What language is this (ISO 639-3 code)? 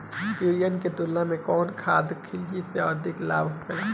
bho